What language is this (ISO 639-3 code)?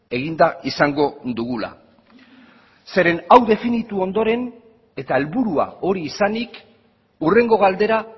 eus